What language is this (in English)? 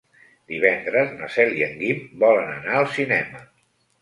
Catalan